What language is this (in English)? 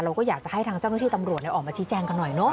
Thai